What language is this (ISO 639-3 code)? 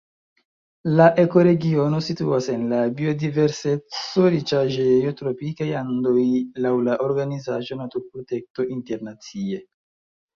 epo